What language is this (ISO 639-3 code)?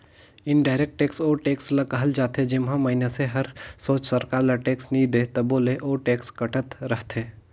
hne